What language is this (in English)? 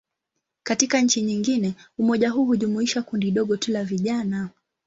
Swahili